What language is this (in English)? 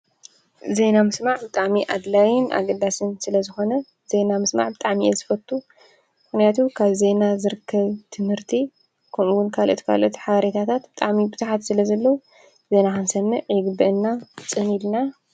Tigrinya